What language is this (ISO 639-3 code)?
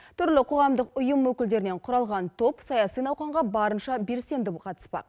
kaz